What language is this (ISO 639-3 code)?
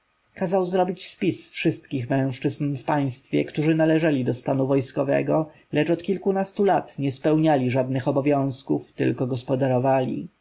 pol